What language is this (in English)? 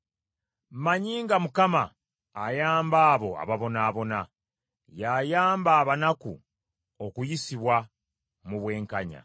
Ganda